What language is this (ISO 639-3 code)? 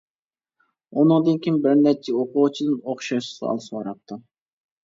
uig